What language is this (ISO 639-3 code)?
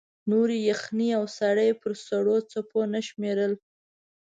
pus